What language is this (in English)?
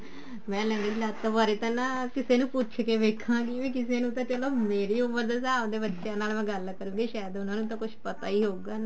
Punjabi